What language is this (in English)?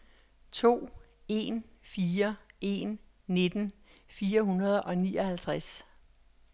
Danish